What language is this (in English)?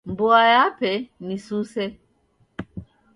Taita